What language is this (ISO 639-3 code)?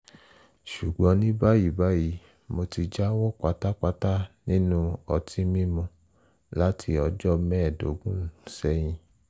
yor